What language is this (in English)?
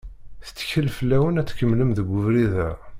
Kabyle